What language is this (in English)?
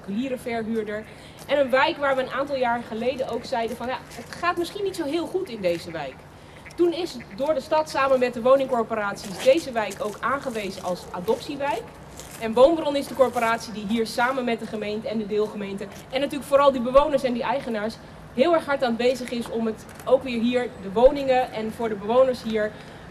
Dutch